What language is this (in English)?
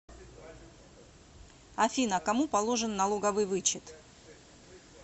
Russian